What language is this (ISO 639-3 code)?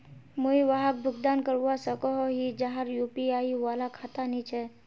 mag